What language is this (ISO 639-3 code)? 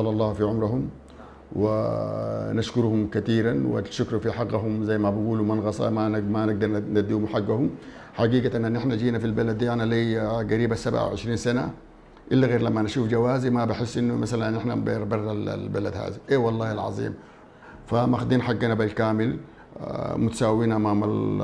ara